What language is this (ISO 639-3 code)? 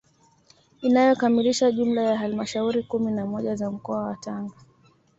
swa